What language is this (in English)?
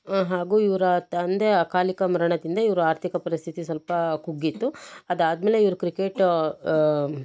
Kannada